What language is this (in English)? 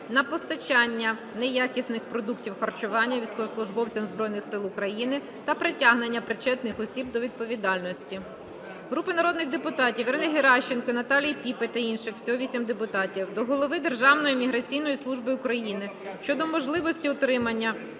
Ukrainian